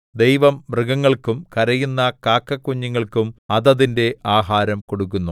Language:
Malayalam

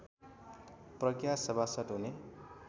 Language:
Nepali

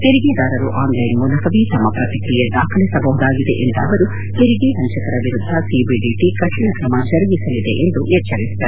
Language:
Kannada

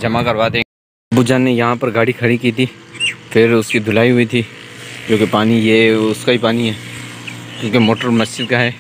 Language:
Hindi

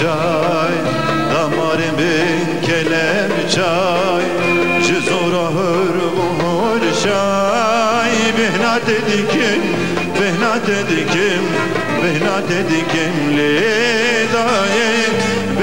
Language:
Turkish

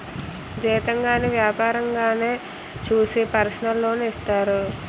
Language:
Telugu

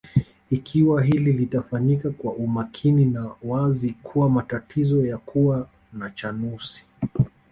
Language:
Swahili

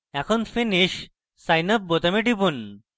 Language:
Bangla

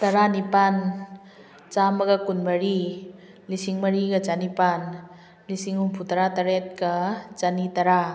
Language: Manipuri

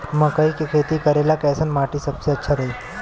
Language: Bhojpuri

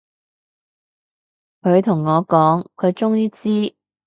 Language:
Cantonese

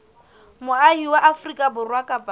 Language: Southern Sotho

